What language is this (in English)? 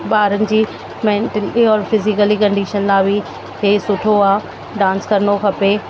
Sindhi